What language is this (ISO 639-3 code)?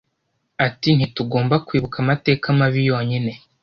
kin